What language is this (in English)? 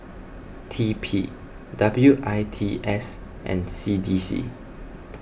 English